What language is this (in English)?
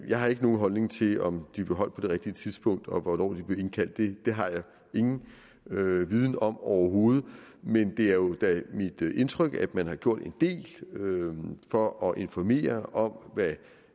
Danish